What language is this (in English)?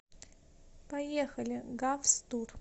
Russian